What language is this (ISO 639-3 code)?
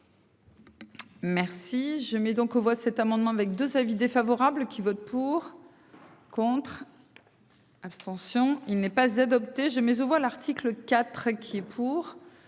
fra